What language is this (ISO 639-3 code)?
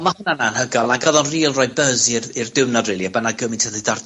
cym